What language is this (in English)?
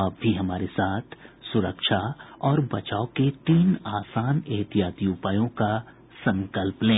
Hindi